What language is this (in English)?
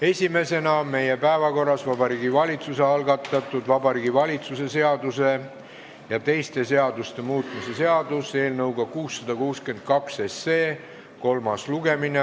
Estonian